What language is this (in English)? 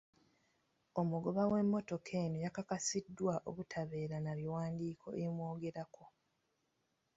Ganda